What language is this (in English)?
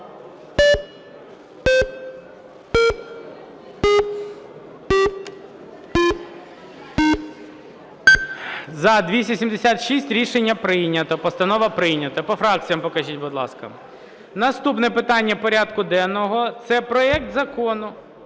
Ukrainian